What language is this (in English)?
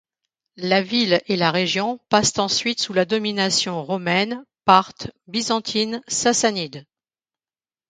French